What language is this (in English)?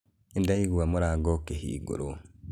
Kikuyu